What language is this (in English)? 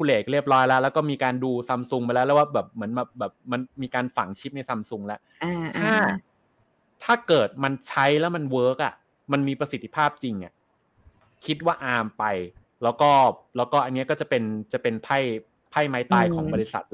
Thai